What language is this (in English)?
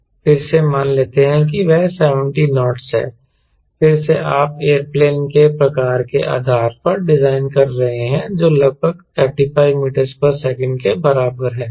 Hindi